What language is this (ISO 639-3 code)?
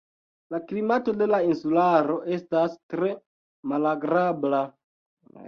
epo